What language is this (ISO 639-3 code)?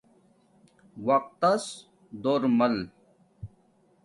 dmk